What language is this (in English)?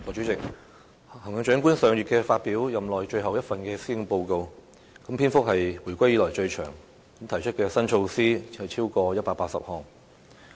Cantonese